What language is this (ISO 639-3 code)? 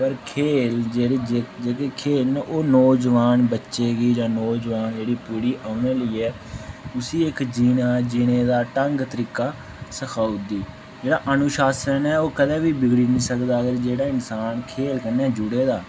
doi